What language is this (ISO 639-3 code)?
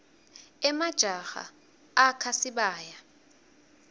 ssw